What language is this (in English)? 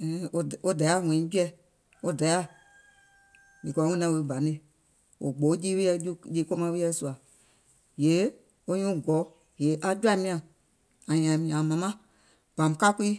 Gola